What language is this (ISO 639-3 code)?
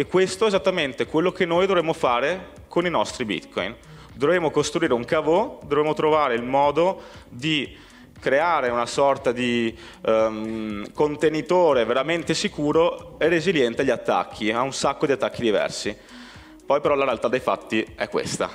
ita